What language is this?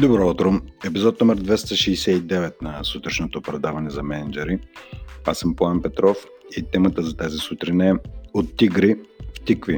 Bulgarian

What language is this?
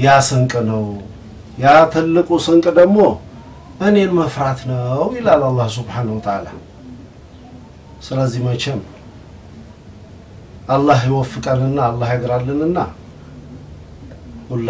Arabic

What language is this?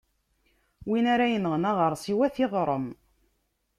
Kabyle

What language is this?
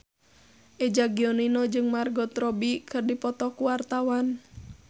Sundanese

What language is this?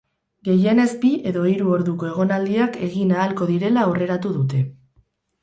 Basque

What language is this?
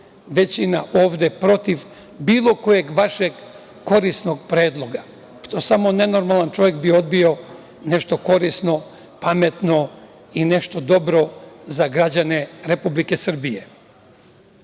Serbian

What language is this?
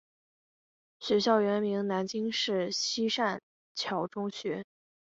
Chinese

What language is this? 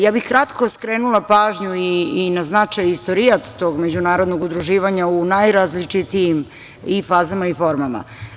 Serbian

